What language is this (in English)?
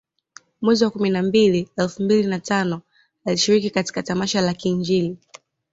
Swahili